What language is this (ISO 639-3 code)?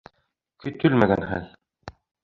bak